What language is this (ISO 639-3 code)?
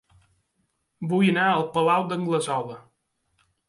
cat